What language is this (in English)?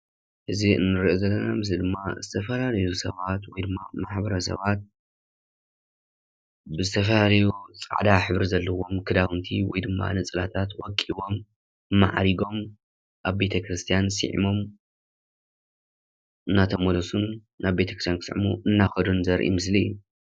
Tigrinya